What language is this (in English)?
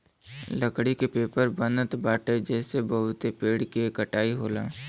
Bhojpuri